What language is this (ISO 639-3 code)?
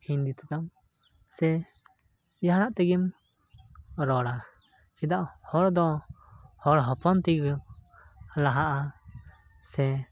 sat